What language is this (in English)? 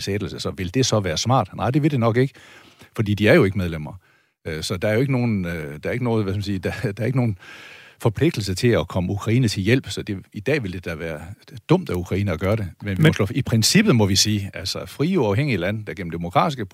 Danish